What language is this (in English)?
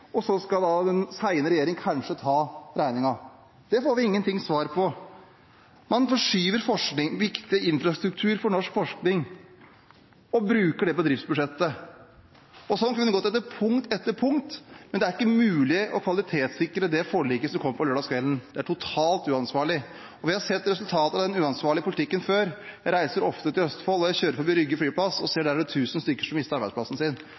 Norwegian Bokmål